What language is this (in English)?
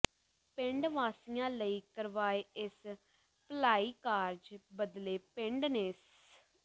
Punjabi